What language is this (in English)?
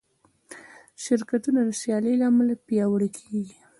Pashto